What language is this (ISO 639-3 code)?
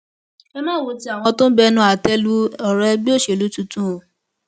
yor